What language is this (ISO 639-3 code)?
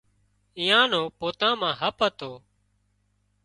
kxp